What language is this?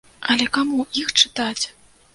Belarusian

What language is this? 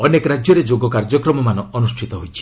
Odia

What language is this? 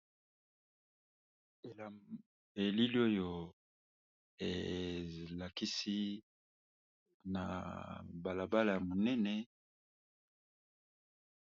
Lingala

